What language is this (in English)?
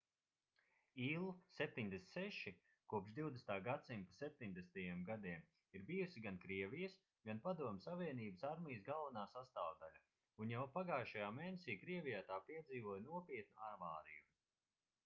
Latvian